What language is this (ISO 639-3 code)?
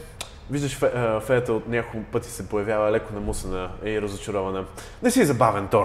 bul